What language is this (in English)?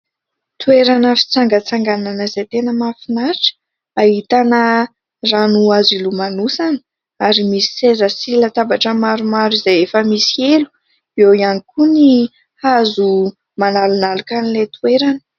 Malagasy